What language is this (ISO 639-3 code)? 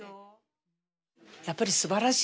jpn